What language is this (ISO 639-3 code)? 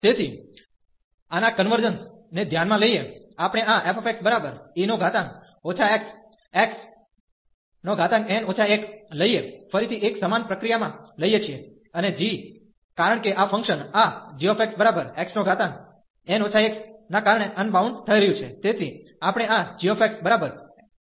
guj